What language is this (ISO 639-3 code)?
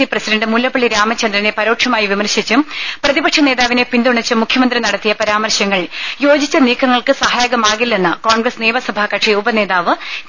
mal